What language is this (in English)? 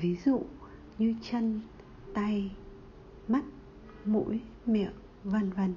Vietnamese